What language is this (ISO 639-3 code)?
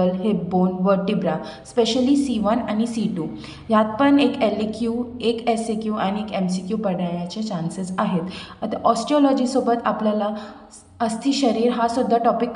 hin